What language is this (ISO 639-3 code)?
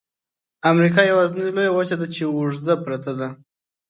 pus